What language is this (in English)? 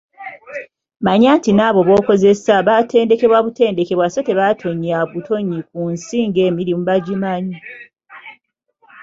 Ganda